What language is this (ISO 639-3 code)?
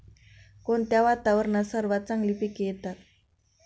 mar